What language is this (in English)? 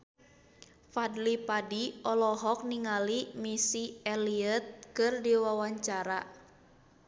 Sundanese